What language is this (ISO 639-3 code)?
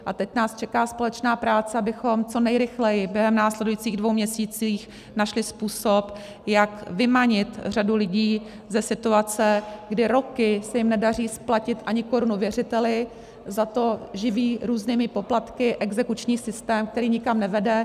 ces